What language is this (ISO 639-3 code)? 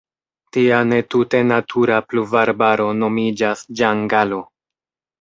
epo